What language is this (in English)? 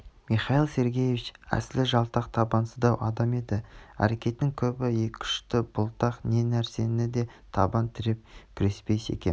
Kazakh